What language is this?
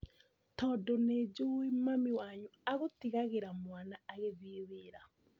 Kikuyu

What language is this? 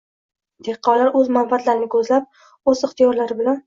Uzbek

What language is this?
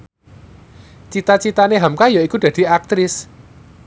Javanese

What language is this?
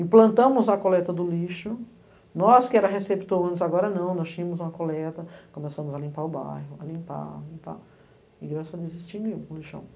Portuguese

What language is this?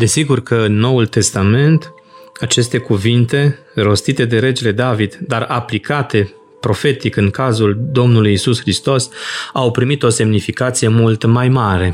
Romanian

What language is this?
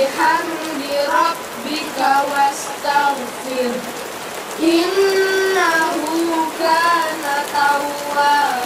Indonesian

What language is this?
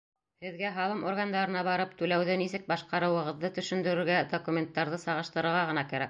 Bashkir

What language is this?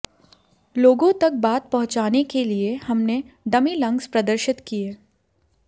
Hindi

